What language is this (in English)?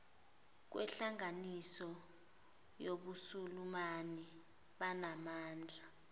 Zulu